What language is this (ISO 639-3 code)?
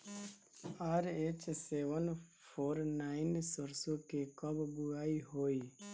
bho